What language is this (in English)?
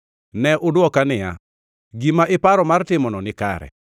Luo (Kenya and Tanzania)